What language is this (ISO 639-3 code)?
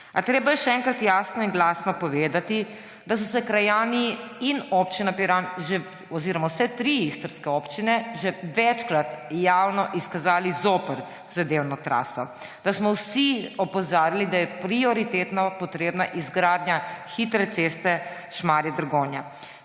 slv